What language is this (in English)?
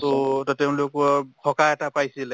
Assamese